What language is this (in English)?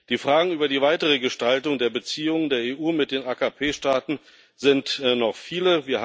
German